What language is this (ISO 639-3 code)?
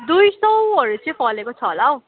nep